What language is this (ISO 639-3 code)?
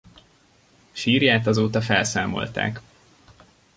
hun